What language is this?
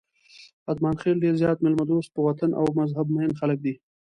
Pashto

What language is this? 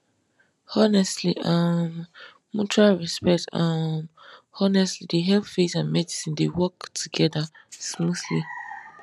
Nigerian Pidgin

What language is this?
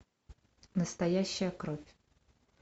Russian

